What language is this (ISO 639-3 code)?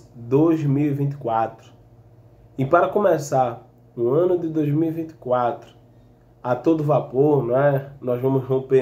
por